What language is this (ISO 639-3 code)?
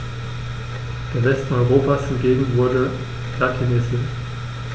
deu